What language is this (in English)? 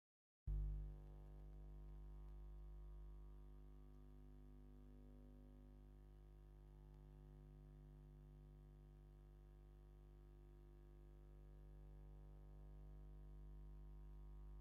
Tigrinya